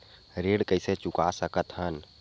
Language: Chhattisgarhi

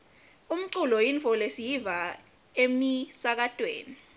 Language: Swati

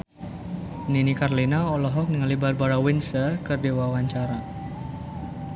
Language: Sundanese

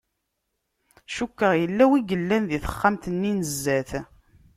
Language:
Kabyle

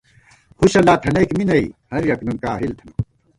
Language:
Gawar-Bati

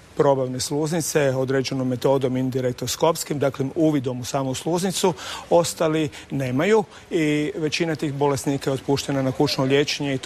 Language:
Croatian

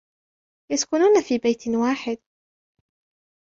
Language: Arabic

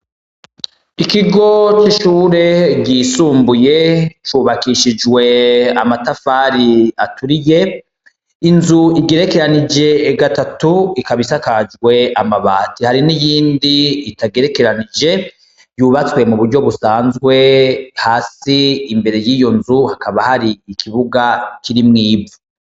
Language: Rundi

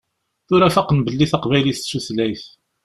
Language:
Kabyle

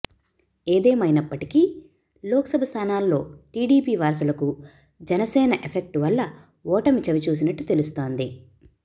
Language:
Telugu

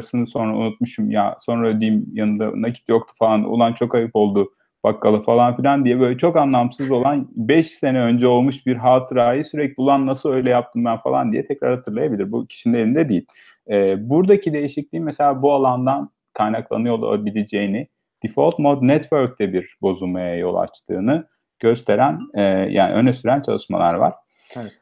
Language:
Turkish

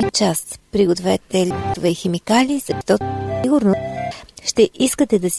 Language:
Bulgarian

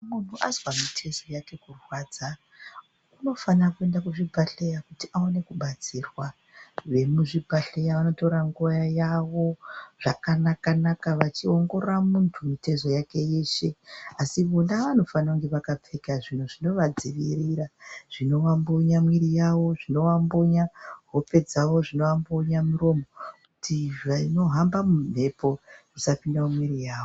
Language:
Ndau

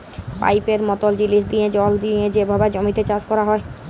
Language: Bangla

